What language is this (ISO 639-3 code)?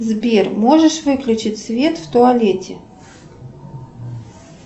rus